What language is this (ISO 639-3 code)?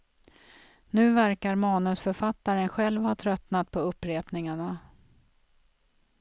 swe